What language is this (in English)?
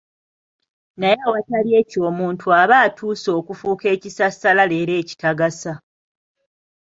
Ganda